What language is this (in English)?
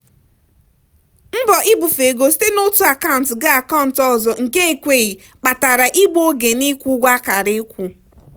Igbo